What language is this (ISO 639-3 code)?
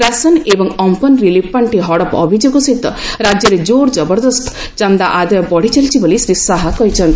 ori